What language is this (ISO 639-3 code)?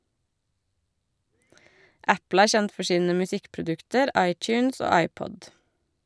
nor